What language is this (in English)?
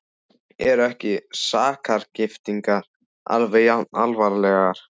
Icelandic